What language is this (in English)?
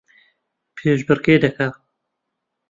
Central Kurdish